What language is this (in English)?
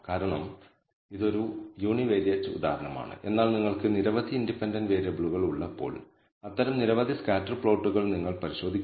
Malayalam